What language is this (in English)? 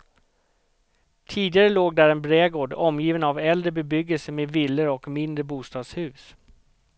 Swedish